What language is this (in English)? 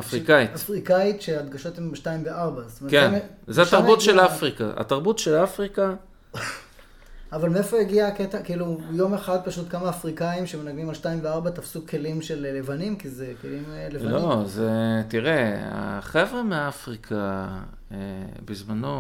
Hebrew